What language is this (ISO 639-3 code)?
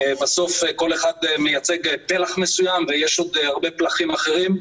heb